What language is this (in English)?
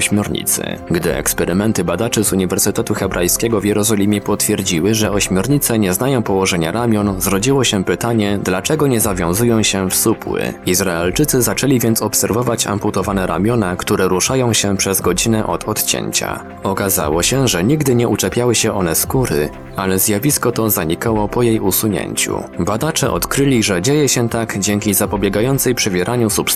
Polish